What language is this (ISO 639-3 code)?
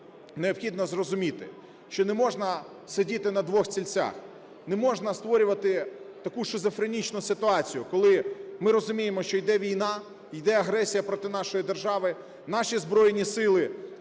ukr